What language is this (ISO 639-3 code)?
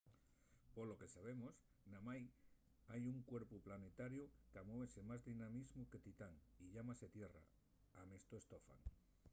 ast